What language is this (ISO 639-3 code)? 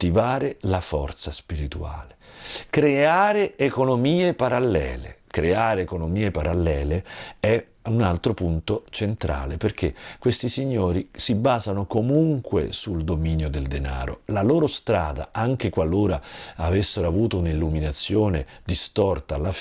ita